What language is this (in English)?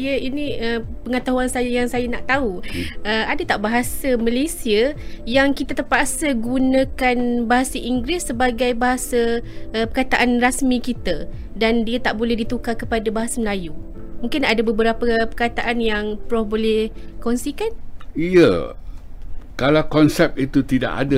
Malay